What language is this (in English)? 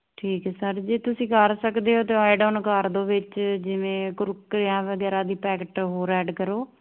Punjabi